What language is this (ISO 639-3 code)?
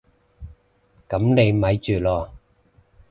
yue